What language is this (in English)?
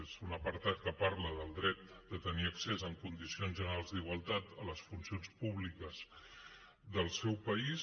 Catalan